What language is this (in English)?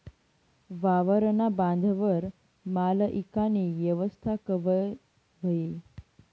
Marathi